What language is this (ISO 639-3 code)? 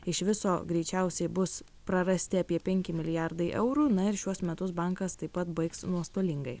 lit